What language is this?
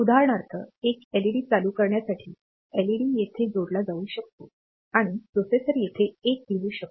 Marathi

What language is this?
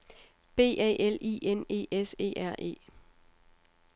Danish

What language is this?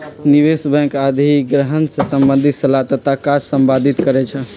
Magahi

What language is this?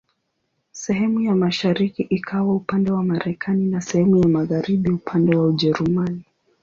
Swahili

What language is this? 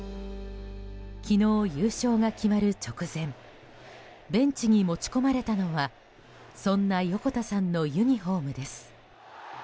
Japanese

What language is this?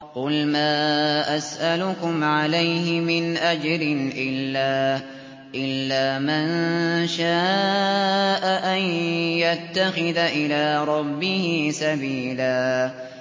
Arabic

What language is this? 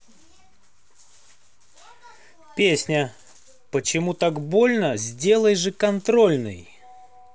Russian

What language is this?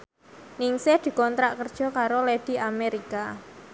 Javanese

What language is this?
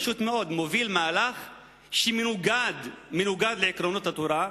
Hebrew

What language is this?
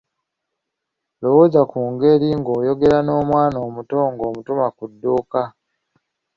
Ganda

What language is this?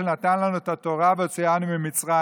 Hebrew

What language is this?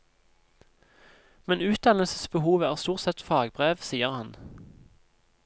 Norwegian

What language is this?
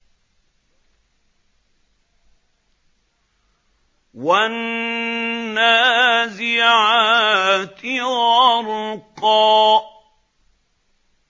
Arabic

